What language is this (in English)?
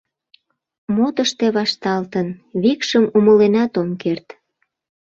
Mari